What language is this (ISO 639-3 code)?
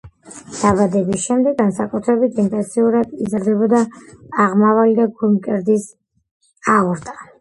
kat